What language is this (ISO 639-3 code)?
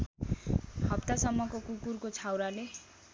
nep